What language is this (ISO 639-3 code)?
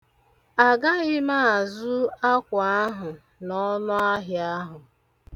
ibo